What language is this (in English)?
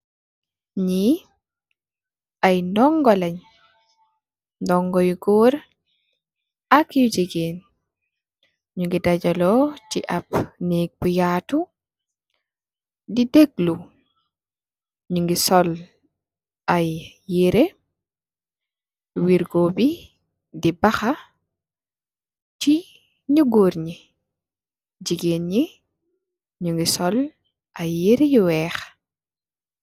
Wolof